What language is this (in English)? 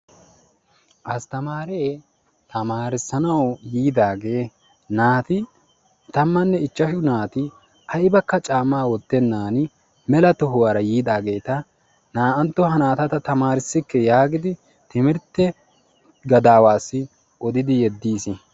Wolaytta